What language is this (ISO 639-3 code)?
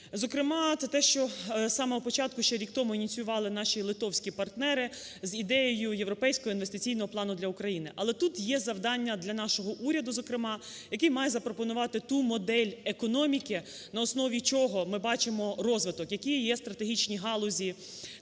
ukr